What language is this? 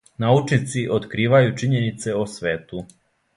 Serbian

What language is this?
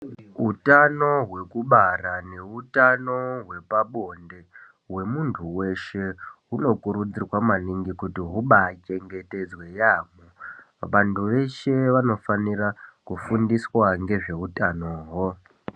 Ndau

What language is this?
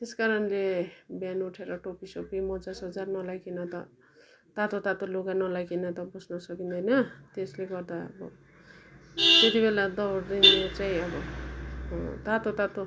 Nepali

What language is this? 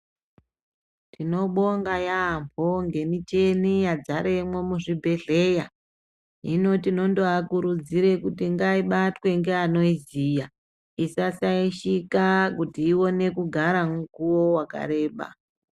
Ndau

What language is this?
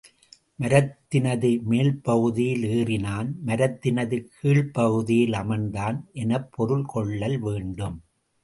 Tamil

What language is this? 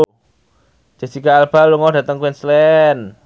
Javanese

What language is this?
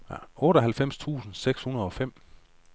Danish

